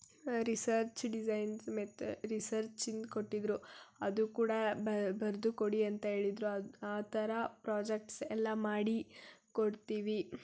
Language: Kannada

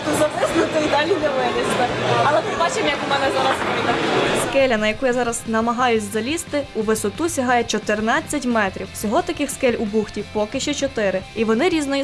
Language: Russian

